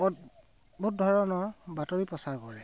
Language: Assamese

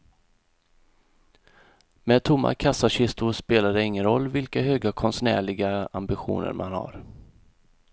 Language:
Swedish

